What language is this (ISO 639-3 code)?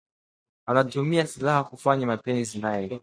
swa